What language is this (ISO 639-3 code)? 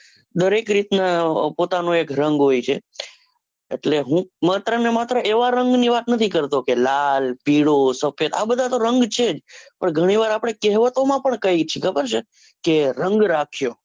guj